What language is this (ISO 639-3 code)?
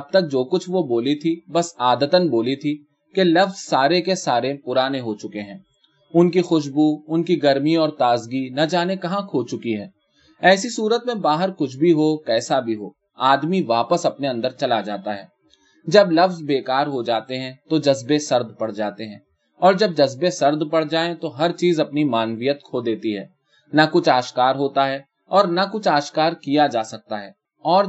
urd